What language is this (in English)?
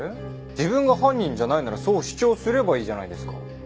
Japanese